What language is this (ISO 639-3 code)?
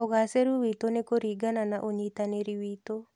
kik